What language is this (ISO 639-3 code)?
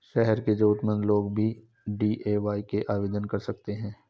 hin